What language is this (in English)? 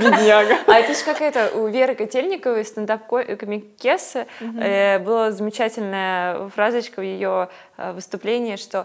Russian